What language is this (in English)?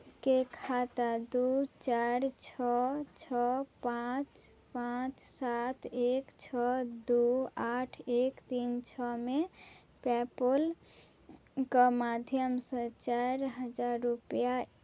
Maithili